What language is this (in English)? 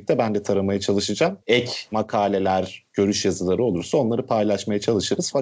Turkish